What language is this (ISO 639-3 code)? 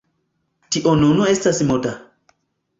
epo